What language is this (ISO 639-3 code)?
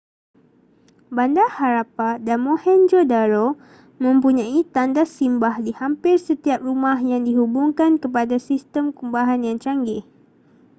msa